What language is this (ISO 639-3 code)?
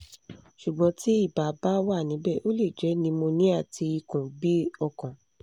yor